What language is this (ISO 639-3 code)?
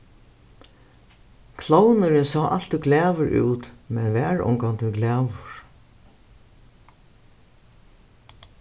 fao